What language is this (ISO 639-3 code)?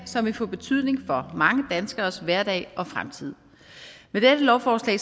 dan